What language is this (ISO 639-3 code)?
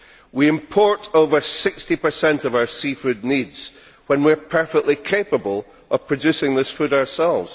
eng